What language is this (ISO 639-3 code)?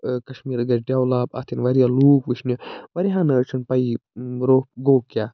kas